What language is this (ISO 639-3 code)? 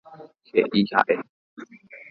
grn